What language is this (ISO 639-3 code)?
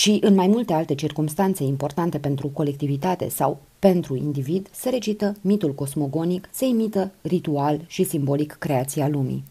ron